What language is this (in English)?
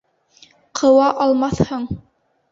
Bashkir